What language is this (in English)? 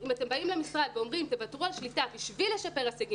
Hebrew